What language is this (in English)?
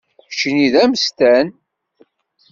Kabyle